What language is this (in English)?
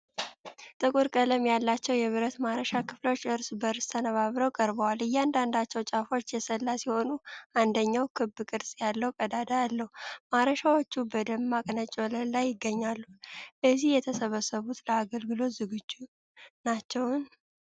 Amharic